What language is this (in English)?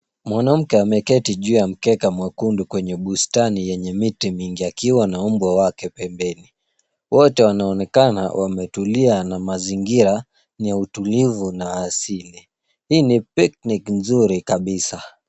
Swahili